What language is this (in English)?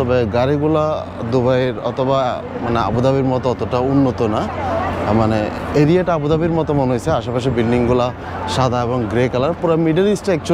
Bangla